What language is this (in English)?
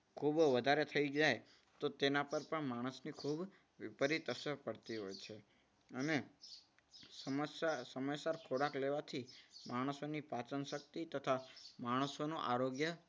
Gujarati